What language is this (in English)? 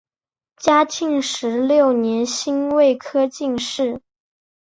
Chinese